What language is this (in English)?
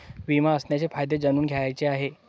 Marathi